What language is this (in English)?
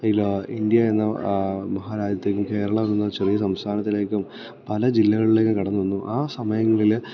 Malayalam